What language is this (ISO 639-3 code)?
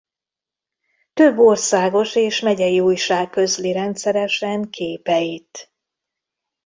hun